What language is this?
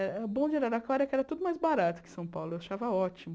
Portuguese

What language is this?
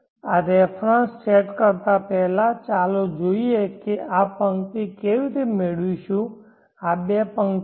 Gujarati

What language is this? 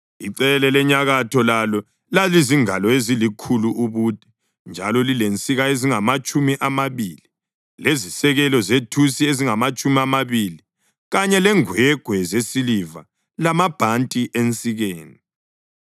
North Ndebele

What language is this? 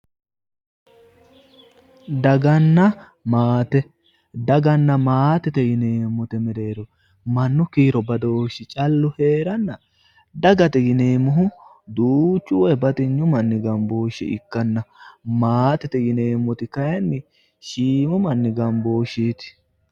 Sidamo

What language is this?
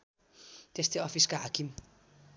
Nepali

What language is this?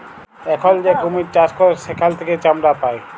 Bangla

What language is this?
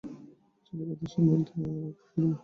Bangla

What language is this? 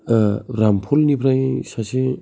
Bodo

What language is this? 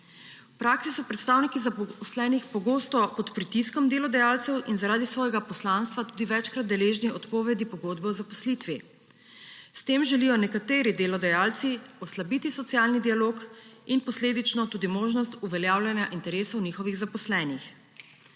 Slovenian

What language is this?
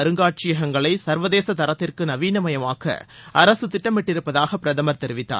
Tamil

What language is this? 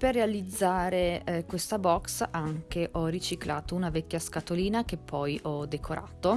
Italian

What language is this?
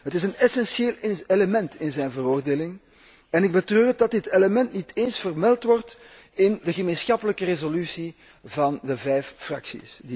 Dutch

